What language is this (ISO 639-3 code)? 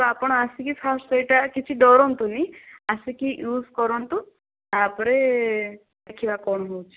ori